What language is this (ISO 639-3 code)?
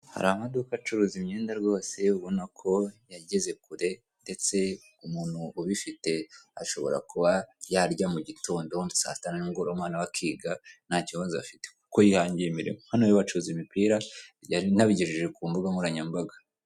kin